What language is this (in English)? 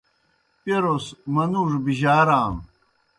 Kohistani Shina